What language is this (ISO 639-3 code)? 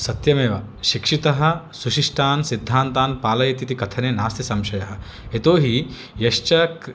san